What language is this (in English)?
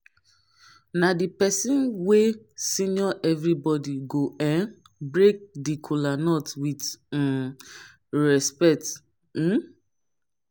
Nigerian Pidgin